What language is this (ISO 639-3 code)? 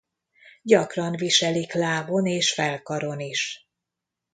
hun